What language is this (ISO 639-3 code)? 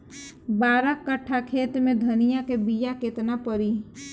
bho